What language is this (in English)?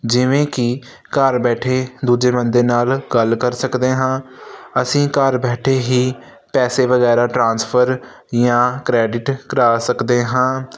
Punjabi